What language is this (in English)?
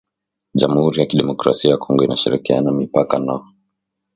Swahili